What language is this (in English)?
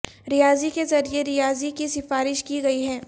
Urdu